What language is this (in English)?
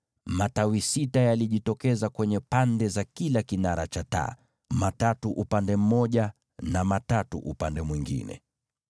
Swahili